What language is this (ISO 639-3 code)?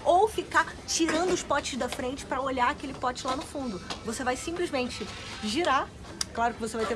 por